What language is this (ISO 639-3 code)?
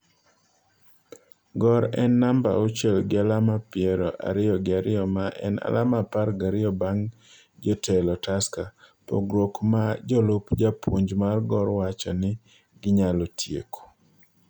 luo